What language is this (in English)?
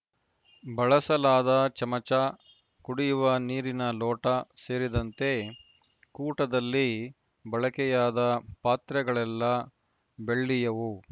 Kannada